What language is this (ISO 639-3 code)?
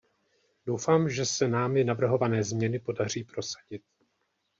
ces